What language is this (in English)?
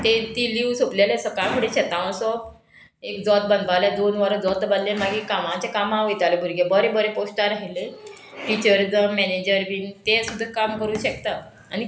Konkani